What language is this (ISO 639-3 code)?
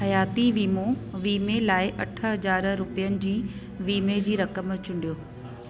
snd